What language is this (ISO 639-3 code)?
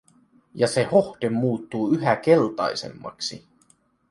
fin